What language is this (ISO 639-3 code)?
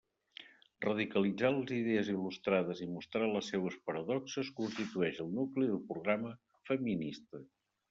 cat